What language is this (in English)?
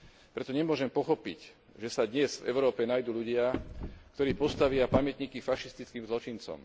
Slovak